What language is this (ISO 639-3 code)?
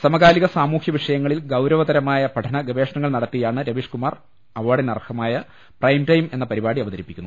mal